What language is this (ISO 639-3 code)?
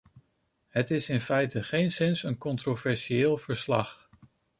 nld